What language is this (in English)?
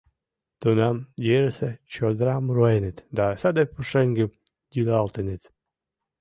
Mari